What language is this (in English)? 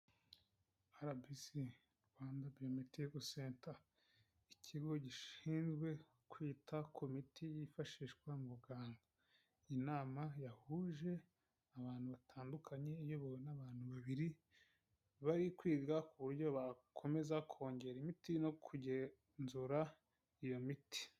Kinyarwanda